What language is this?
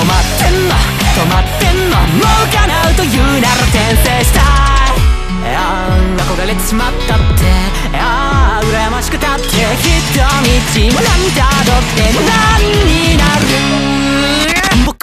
Japanese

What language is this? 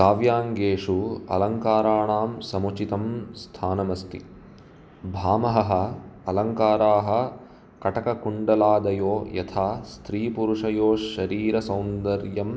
Sanskrit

